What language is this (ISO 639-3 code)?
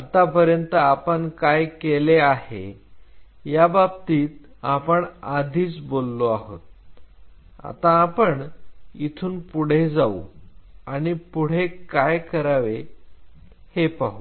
mar